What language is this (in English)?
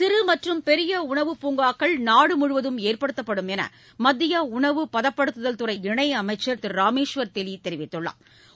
Tamil